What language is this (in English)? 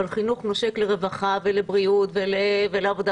Hebrew